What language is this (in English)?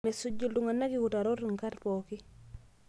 Masai